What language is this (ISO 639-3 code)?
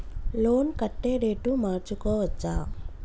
tel